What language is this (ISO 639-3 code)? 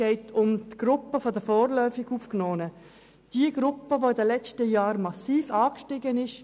gsw